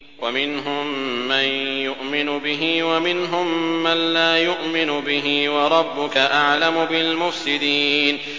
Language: Arabic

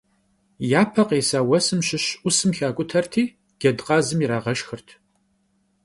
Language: Kabardian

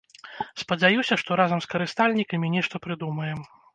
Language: Belarusian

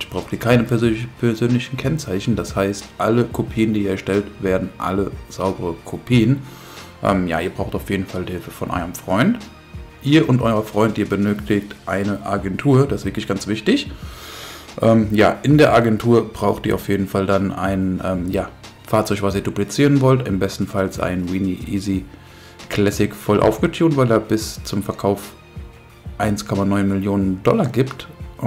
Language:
German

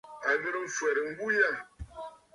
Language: Bafut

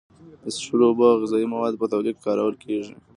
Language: Pashto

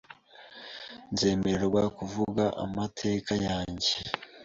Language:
Kinyarwanda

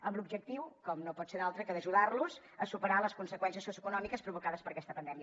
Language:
Catalan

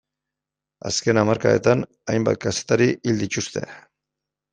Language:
Basque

